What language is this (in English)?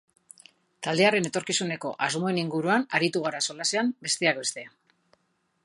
Basque